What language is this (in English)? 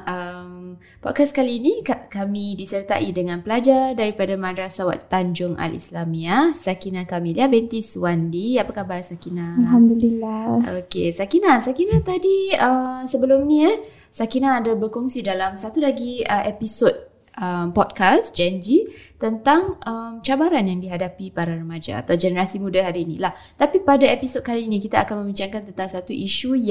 Malay